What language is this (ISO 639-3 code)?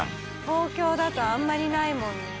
jpn